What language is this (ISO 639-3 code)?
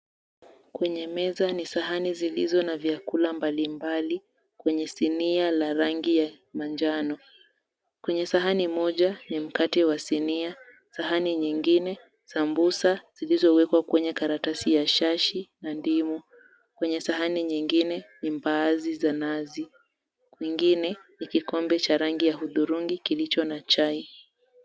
swa